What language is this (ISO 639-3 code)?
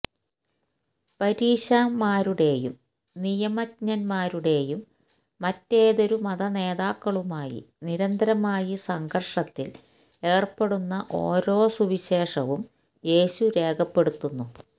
mal